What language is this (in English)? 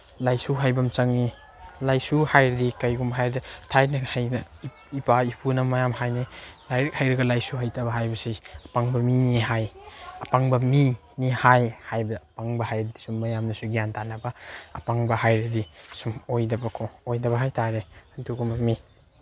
Manipuri